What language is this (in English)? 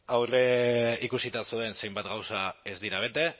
Basque